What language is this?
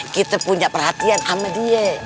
Indonesian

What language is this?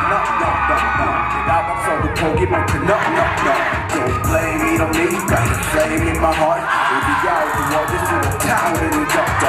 Korean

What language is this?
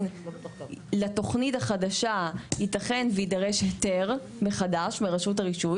Hebrew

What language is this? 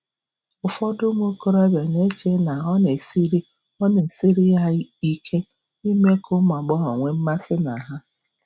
Igbo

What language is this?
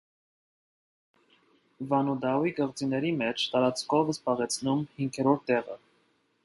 Armenian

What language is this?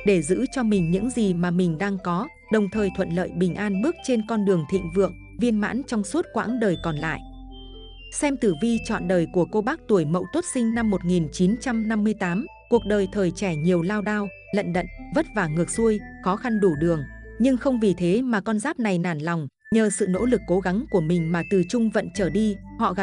Vietnamese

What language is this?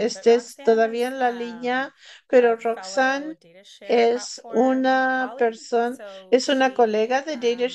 Spanish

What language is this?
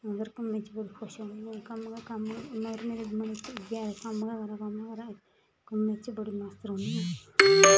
Dogri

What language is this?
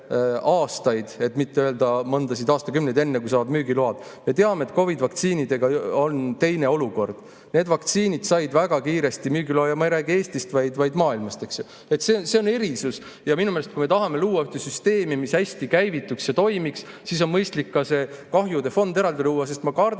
Estonian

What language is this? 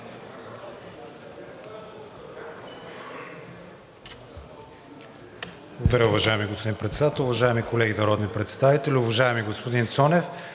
Bulgarian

